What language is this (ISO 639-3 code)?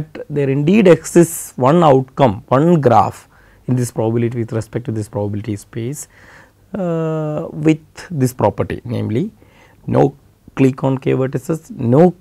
eng